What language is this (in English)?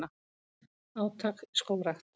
Icelandic